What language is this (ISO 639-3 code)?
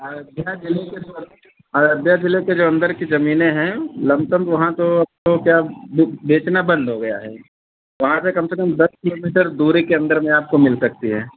hin